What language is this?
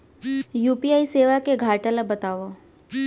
Chhattisgarhi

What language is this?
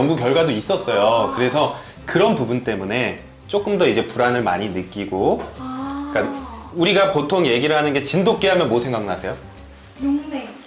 Korean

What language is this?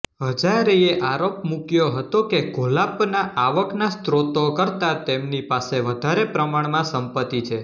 Gujarati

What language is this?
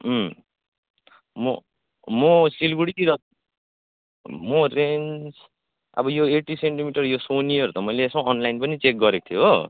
Nepali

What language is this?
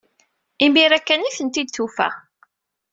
Kabyle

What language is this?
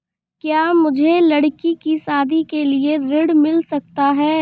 Hindi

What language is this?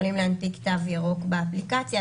Hebrew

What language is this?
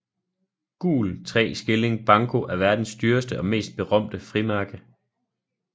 Danish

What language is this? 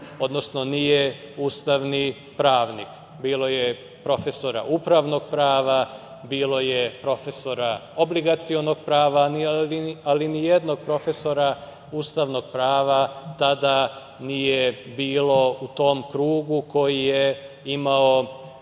Serbian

